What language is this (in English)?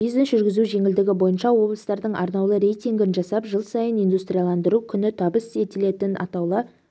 Kazakh